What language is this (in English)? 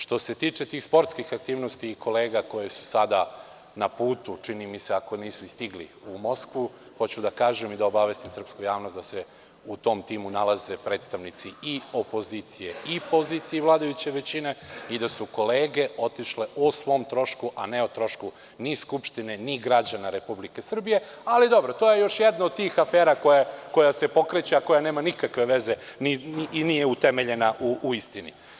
Serbian